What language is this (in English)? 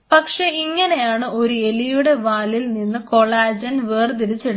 Malayalam